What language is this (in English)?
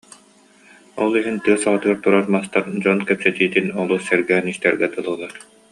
Yakut